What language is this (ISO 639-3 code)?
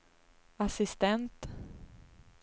swe